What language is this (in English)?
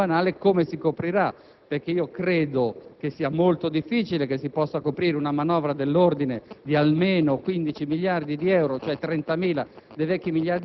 Italian